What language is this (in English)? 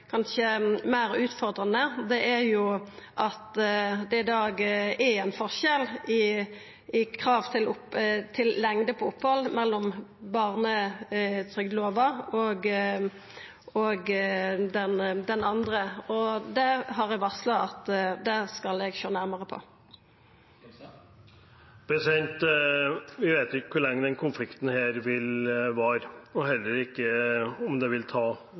Norwegian